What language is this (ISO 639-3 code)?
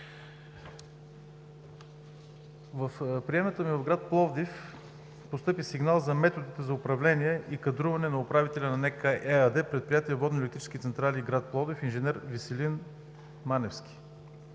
bul